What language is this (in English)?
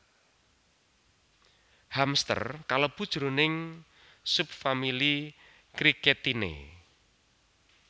Javanese